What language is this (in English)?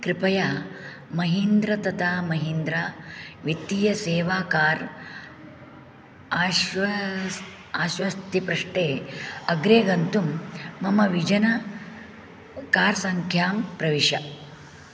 Sanskrit